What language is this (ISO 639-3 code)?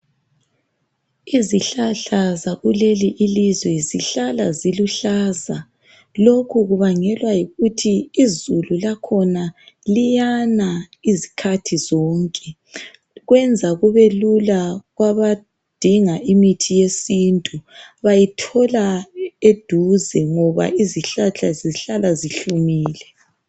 nde